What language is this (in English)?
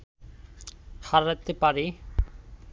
Bangla